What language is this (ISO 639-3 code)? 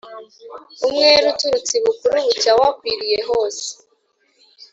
kin